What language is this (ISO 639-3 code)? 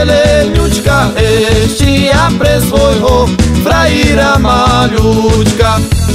pol